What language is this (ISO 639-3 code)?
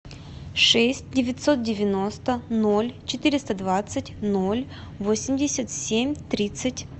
rus